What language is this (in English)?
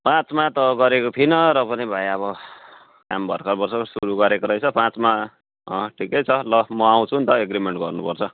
Nepali